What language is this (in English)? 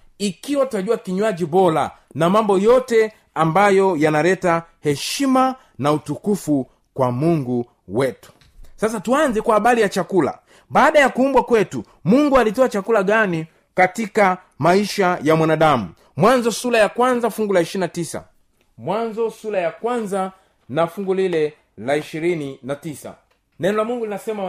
Swahili